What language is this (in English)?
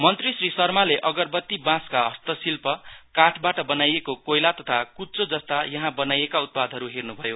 Nepali